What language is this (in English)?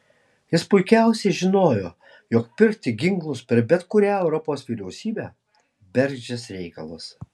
Lithuanian